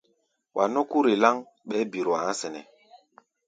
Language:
Gbaya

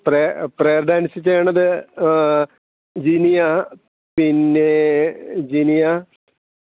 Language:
Malayalam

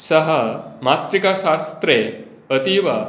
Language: Sanskrit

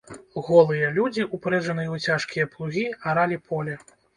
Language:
Belarusian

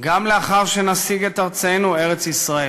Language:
Hebrew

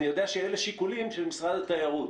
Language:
Hebrew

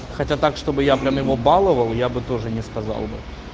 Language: Russian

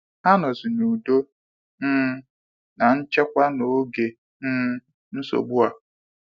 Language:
Igbo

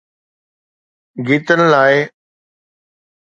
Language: Sindhi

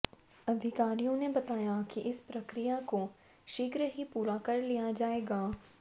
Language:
Hindi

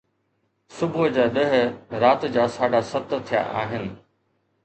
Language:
Sindhi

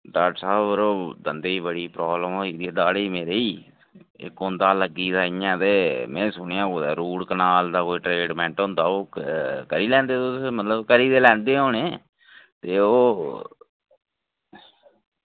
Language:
Dogri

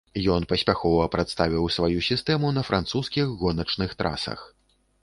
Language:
Belarusian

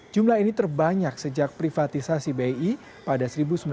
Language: Indonesian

